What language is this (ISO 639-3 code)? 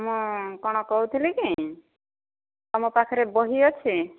ori